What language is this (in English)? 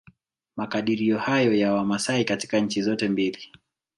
Swahili